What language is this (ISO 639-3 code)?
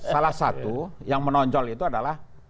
ind